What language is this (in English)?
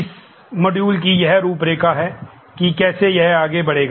Hindi